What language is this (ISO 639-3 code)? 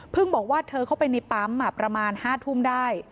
tha